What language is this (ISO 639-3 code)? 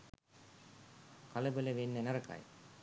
sin